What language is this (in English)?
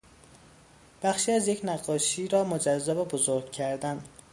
Persian